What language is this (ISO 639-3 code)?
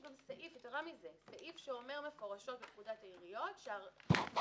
heb